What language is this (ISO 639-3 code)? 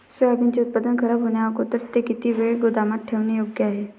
mar